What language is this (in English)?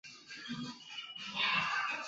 Chinese